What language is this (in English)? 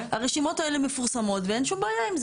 Hebrew